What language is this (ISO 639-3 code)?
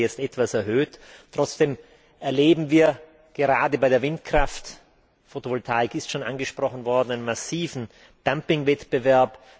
deu